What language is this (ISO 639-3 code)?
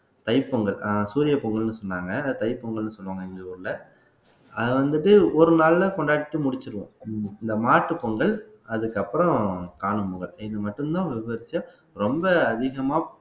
tam